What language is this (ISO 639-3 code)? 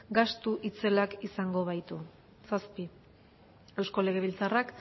eus